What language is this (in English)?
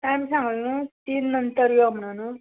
Konkani